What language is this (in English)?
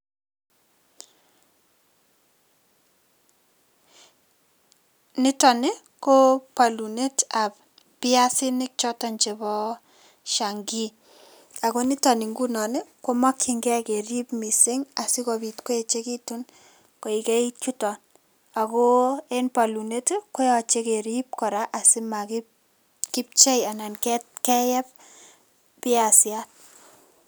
Kalenjin